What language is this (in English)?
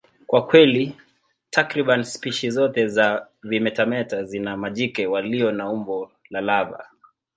Swahili